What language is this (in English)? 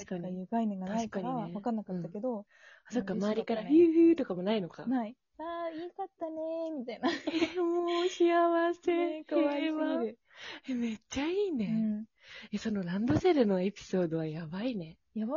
Japanese